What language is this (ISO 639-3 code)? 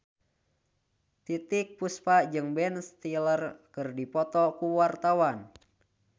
sun